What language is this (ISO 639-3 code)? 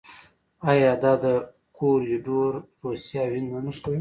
pus